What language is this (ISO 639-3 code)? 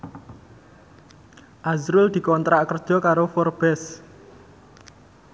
jav